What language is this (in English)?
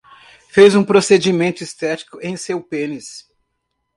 Portuguese